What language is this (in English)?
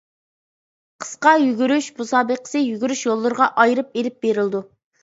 Uyghur